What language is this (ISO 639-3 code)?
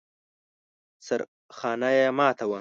pus